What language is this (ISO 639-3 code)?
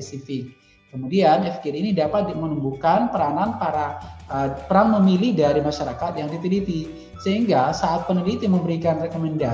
ind